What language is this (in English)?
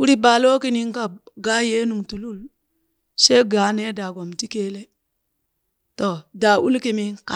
Burak